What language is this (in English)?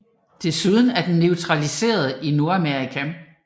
Danish